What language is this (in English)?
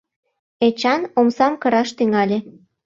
Mari